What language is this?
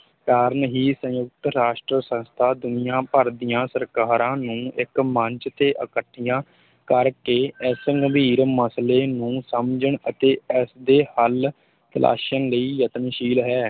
Punjabi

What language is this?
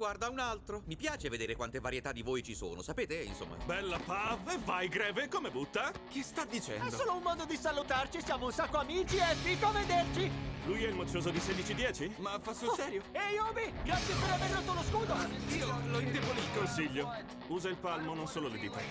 Italian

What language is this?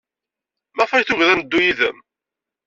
Kabyle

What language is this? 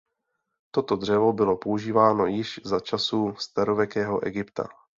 Czech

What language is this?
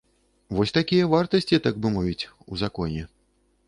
Belarusian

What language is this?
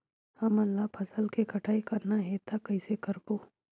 Chhattisgarhi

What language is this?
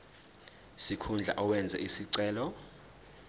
Zulu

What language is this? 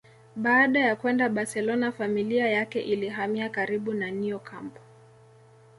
Swahili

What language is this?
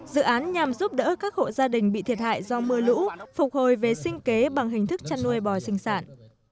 Vietnamese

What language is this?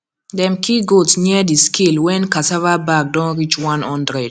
Nigerian Pidgin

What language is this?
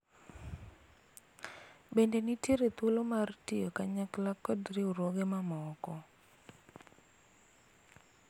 Luo (Kenya and Tanzania)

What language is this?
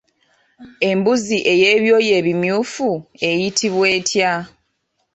Ganda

